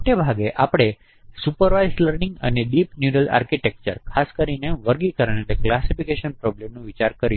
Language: Gujarati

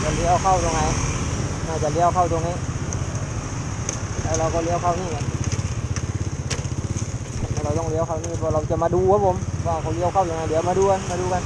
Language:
Thai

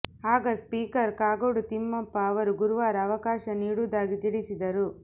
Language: Kannada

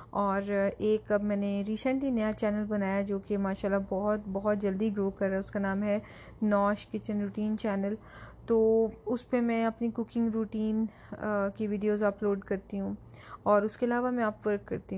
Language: Urdu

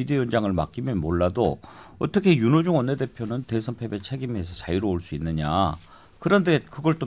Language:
Korean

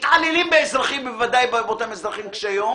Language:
Hebrew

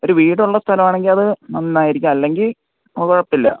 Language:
Malayalam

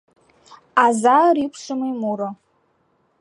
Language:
Mari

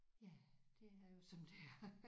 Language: Danish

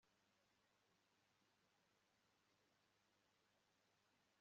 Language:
Kinyarwanda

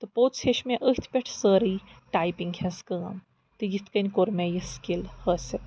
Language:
Kashmiri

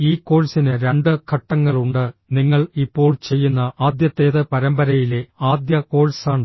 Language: Malayalam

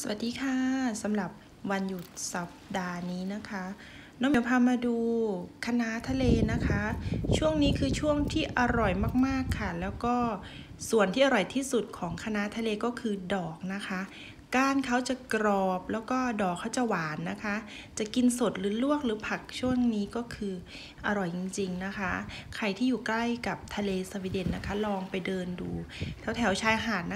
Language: Thai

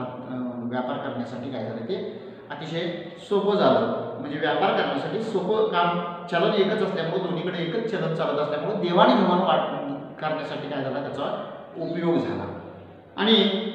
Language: Indonesian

